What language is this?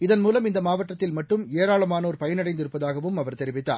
Tamil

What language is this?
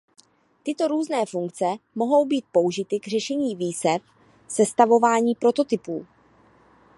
Czech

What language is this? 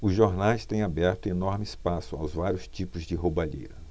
Portuguese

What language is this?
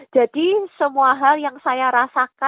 Indonesian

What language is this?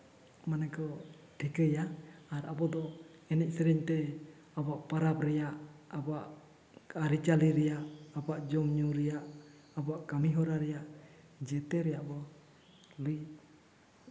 Santali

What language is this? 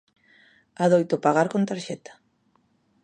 Galician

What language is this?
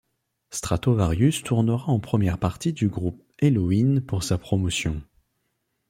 French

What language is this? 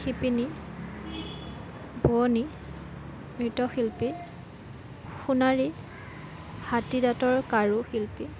Assamese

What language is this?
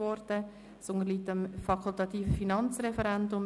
Swiss German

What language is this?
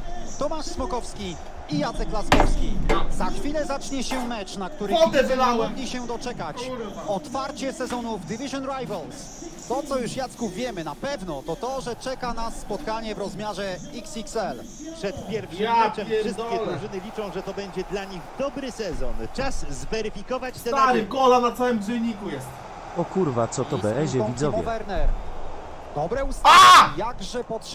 Polish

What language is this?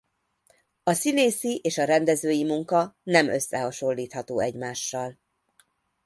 Hungarian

